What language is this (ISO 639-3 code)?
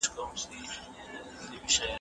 pus